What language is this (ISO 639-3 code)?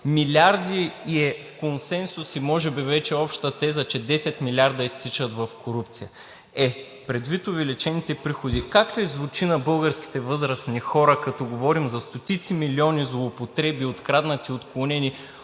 bul